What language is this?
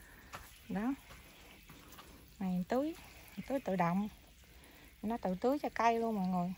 Vietnamese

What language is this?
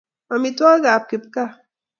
Kalenjin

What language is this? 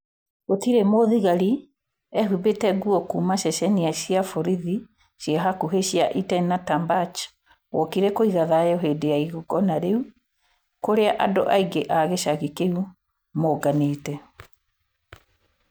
Kikuyu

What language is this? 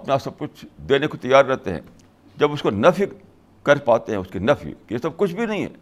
Urdu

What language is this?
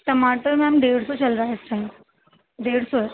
Urdu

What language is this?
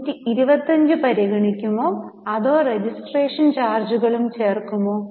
Malayalam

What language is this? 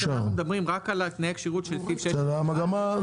Hebrew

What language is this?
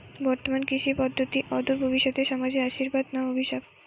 Bangla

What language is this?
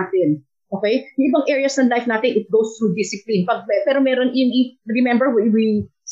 Filipino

